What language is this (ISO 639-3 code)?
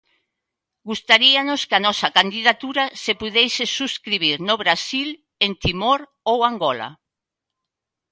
glg